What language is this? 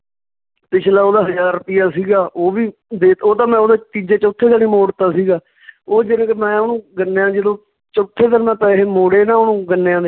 Punjabi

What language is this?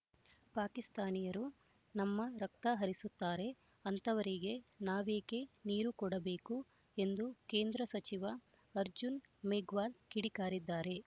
Kannada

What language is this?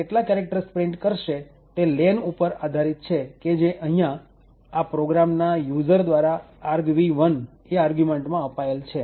Gujarati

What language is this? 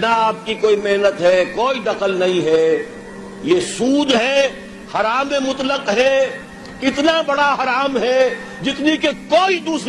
Urdu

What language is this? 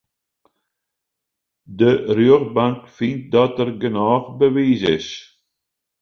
Western Frisian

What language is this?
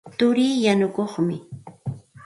Santa Ana de Tusi Pasco Quechua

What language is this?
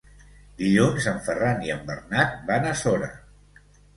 Catalan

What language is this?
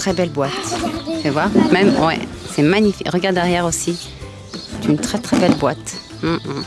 French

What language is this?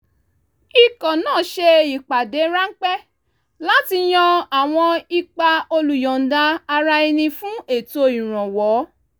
Yoruba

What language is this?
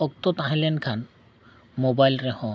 Santali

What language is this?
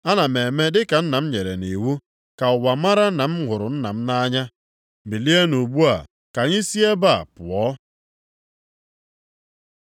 Igbo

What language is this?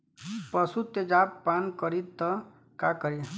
Bhojpuri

